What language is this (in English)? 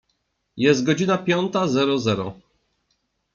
Polish